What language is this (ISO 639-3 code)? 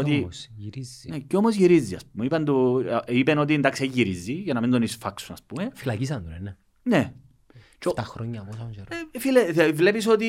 ell